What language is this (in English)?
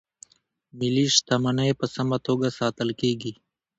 Pashto